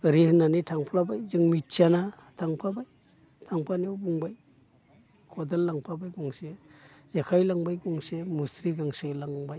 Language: Bodo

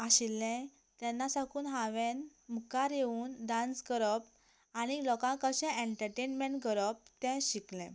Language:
Konkani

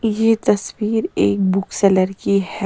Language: Hindi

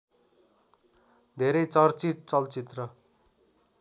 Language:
Nepali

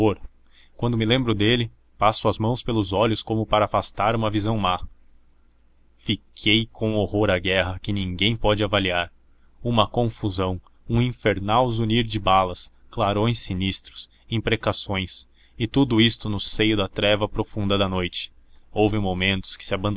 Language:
Portuguese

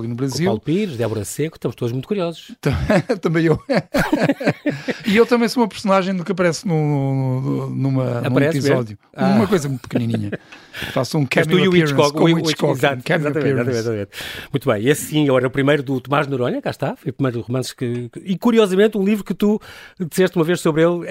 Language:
Portuguese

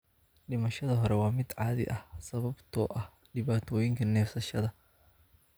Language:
Somali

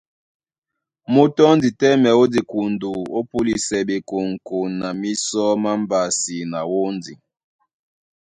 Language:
Duala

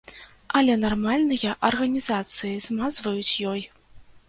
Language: Belarusian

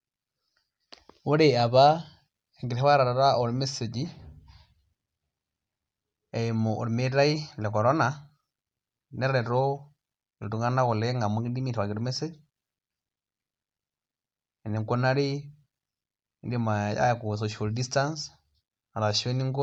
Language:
Masai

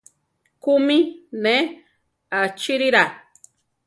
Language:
Central Tarahumara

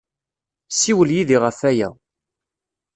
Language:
Kabyle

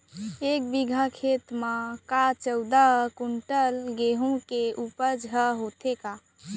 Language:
Chhattisgarhi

